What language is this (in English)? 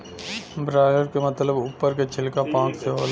Bhojpuri